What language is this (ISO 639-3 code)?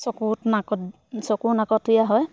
asm